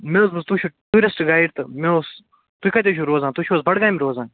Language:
Kashmiri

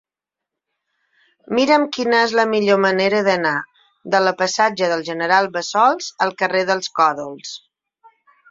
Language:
Catalan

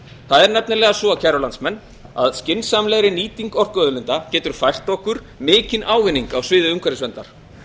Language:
Icelandic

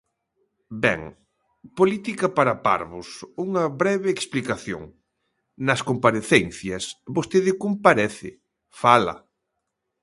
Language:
Galician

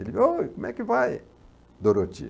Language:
Portuguese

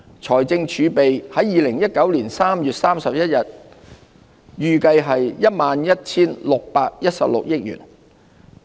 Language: Cantonese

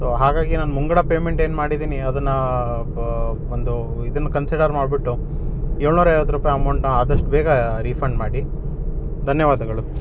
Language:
Kannada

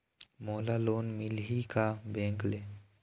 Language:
Chhattisgarhi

